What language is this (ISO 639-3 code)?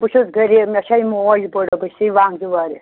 kas